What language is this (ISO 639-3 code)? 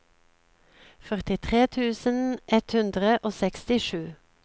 nor